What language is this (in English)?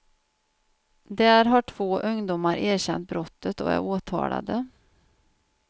Swedish